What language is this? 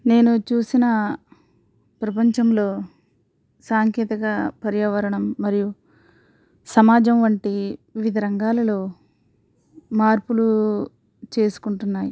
Telugu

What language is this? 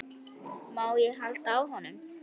Icelandic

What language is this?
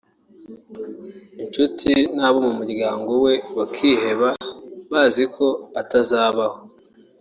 Kinyarwanda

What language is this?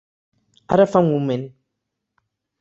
Catalan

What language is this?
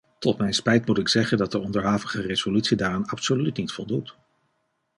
Dutch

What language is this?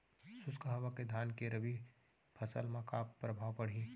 Chhattisgarhi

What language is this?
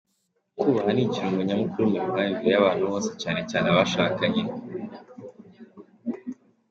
Kinyarwanda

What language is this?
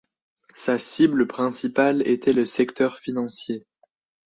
French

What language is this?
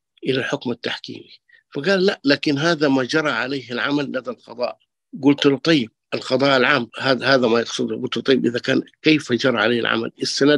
Arabic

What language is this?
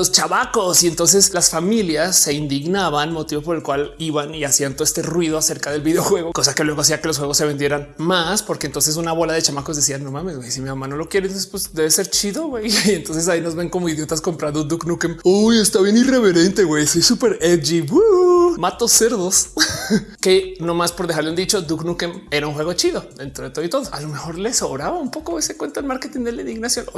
Spanish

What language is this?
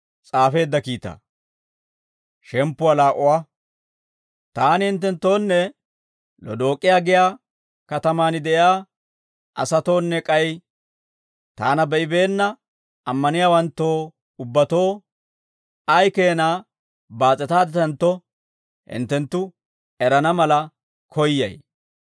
Dawro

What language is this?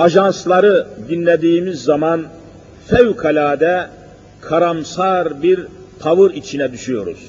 Turkish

